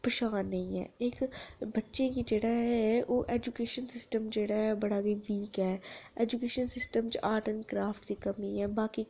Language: Dogri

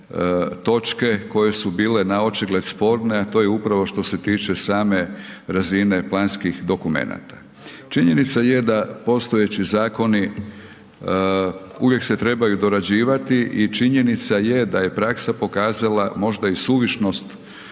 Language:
Croatian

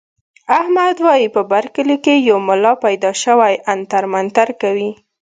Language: Pashto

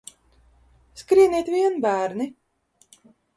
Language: Latvian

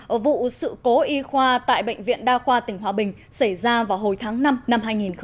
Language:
Vietnamese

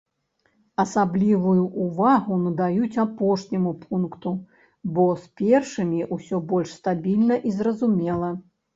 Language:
Belarusian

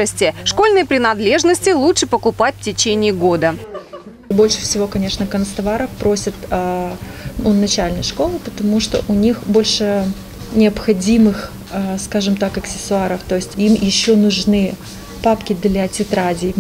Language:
Russian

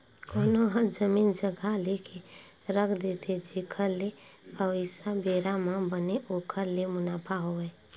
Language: Chhattisgarhi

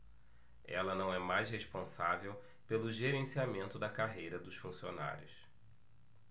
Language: Portuguese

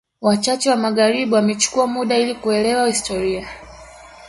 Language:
Swahili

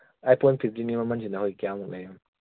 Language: Manipuri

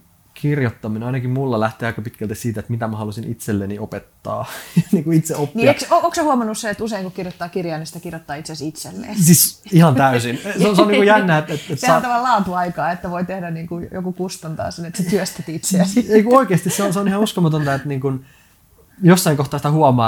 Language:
Finnish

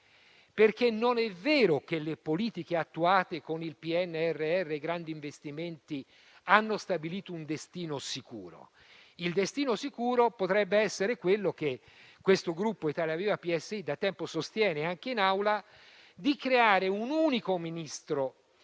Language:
Italian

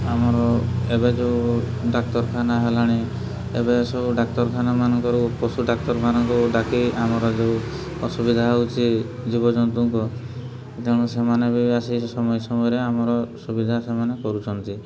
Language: Odia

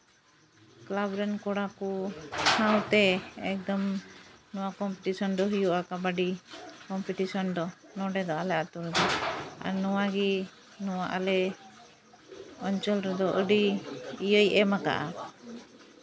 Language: Santali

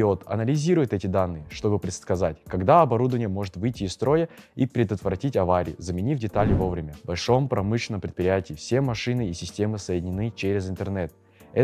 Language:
Russian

